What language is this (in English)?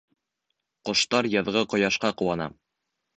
Bashkir